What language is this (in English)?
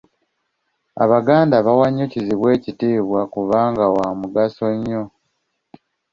Ganda